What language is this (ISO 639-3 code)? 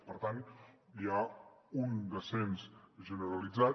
cat